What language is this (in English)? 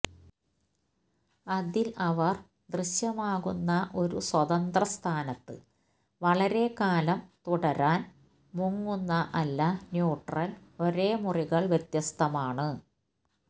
Malayalam